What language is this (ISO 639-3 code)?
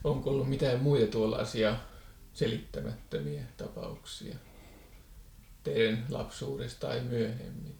fin